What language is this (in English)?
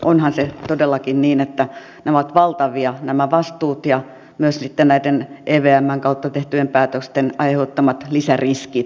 Finnish